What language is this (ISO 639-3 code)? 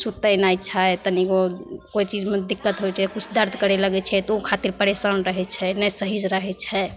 mai